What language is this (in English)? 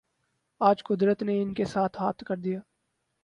Urdu